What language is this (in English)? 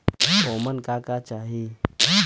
Bhojpuri